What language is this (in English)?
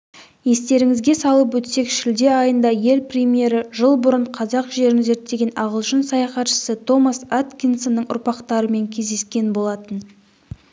Kazakh